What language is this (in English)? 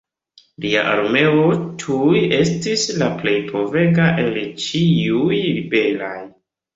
Esperanto